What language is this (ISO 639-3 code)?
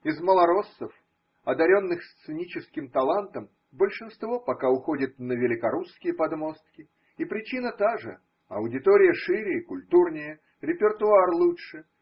rus